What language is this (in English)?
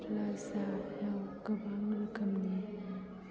Bodo